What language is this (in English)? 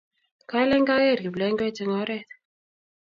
Kalenjin